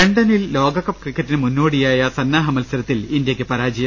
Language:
Malayalam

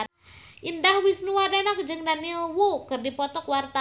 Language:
Sundanese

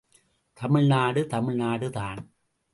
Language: Tamil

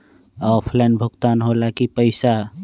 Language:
Magahi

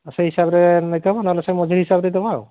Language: Odia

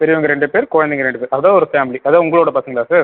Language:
Tamil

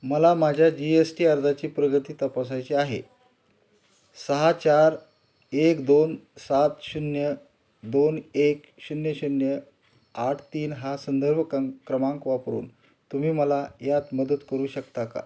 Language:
Marathi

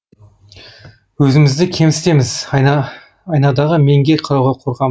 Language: Kazakh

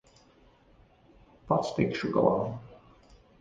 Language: Latvian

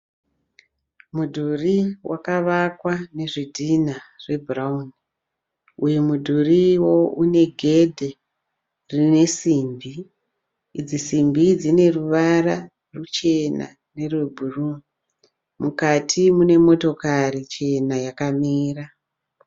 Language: Shona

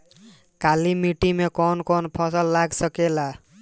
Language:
Bhojpuri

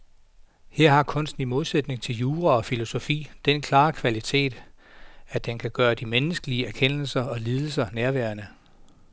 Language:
Danish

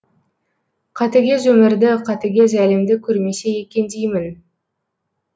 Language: Kazakh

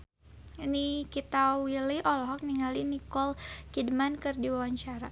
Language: Sundanese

